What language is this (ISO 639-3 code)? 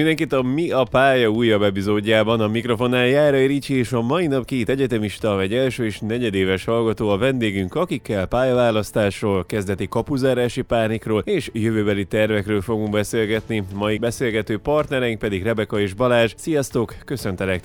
hun